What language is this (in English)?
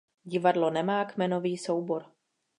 Czech